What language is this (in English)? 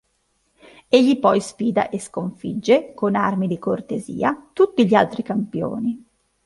Italian